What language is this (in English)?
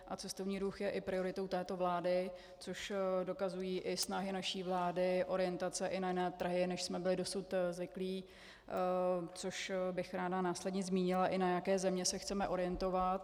Czech